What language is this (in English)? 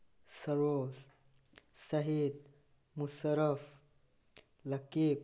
Manipuri